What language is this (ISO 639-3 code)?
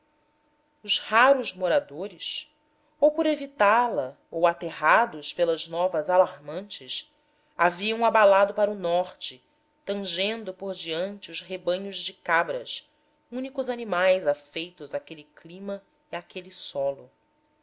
por